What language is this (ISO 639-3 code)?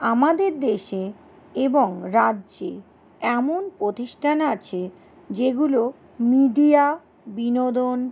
ben